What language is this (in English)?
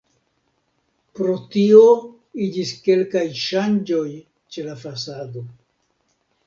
Esperanto